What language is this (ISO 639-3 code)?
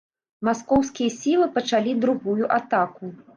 bel